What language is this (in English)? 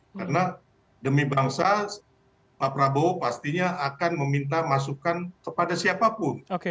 Indonesian